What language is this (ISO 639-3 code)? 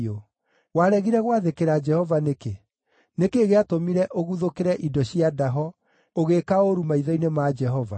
kik